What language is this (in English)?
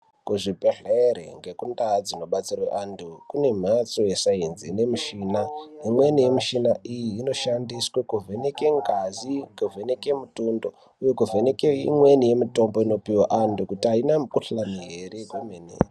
Ndau